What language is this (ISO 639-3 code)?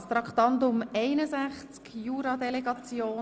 gsw